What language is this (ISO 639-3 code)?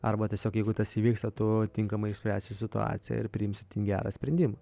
lit